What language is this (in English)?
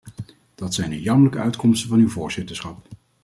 Dutch